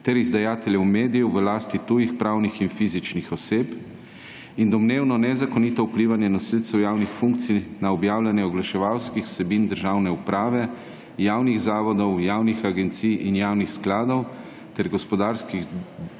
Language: Slovenian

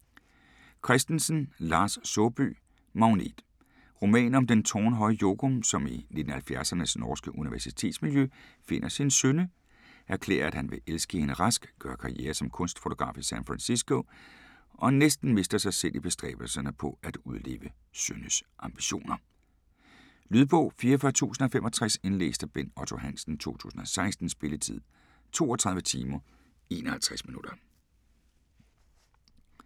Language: Danish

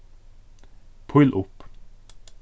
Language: Faroese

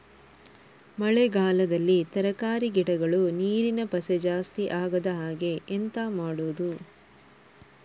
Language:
Kannada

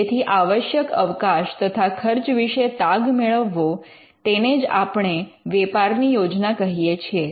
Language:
Gujarati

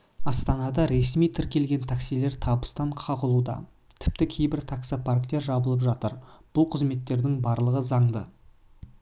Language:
Kazakh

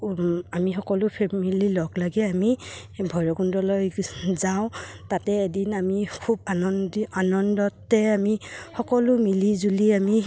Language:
Assamese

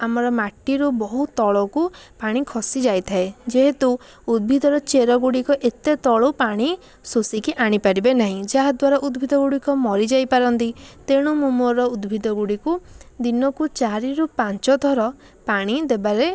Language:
Odia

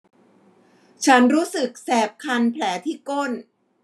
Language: Thai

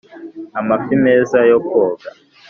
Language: Kinyarwanda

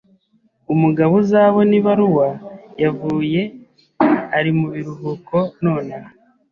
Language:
Kinyarwanda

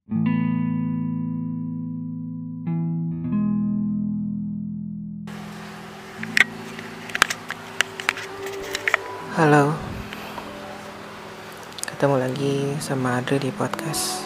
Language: Indonesian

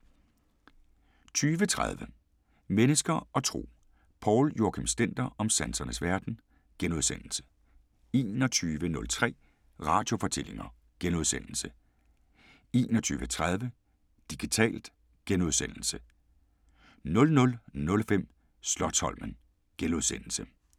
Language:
Danish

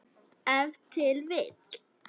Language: Icelandic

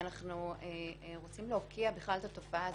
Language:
Hebrew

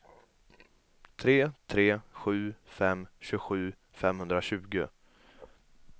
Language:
Swedish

